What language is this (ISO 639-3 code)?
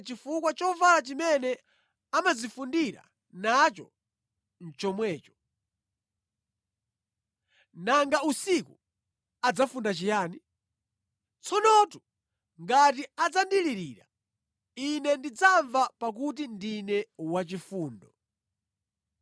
nya